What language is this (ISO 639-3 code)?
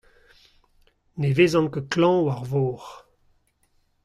bre